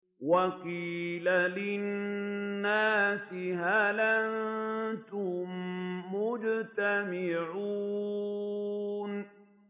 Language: Arabic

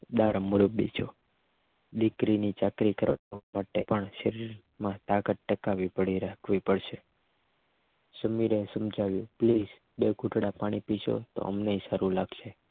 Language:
Gujarati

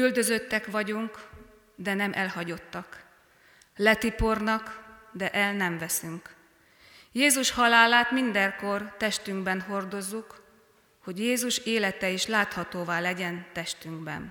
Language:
Hungarian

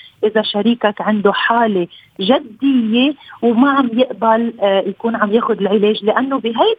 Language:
Arabic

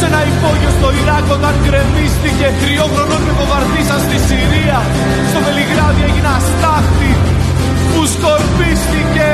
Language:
Greek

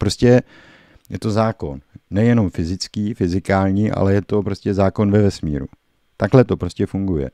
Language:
Czech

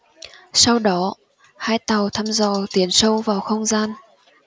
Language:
Vietnamese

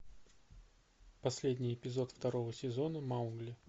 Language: Russian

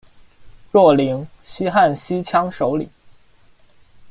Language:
Chinese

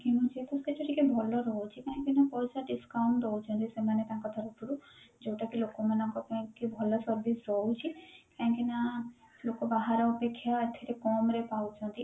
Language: Odia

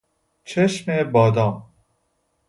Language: Persian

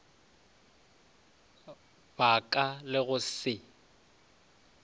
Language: Northern Sotho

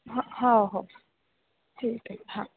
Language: Marathi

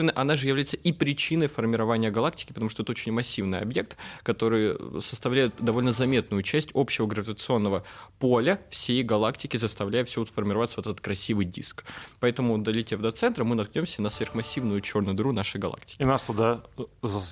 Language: Russian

